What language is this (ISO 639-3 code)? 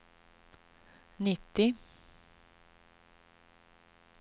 swe